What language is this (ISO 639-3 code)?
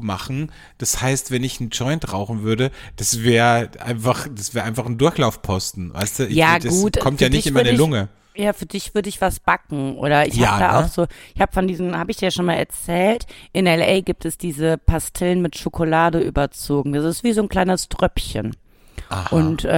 deu